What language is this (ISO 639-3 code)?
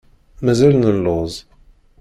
kab